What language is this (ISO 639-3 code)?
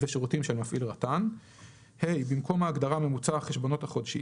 heb